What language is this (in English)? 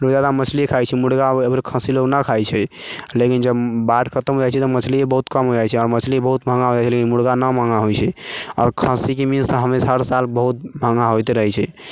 Maithili